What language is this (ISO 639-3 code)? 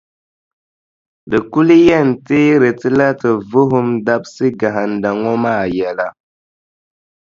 dag